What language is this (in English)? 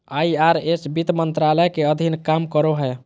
Magahi